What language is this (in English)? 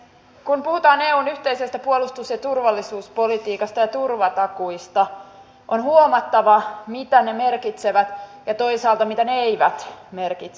Finnish